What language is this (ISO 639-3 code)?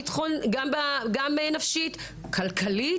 heb